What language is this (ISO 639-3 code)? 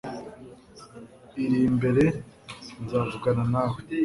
kin